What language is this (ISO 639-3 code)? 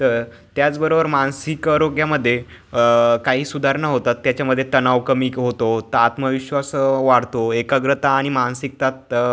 mar